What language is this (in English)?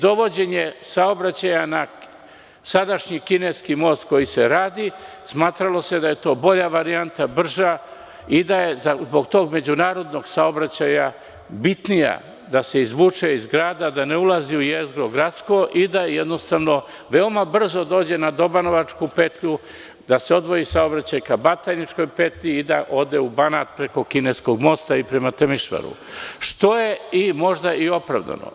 Serbian